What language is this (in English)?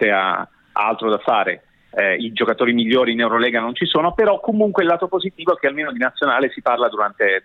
Italian